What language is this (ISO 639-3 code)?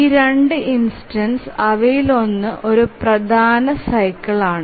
mal